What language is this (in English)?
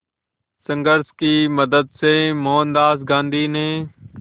Hindi